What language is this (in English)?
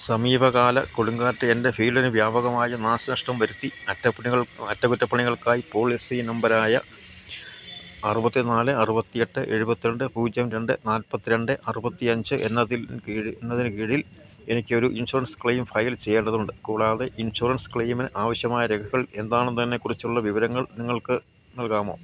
Malayalam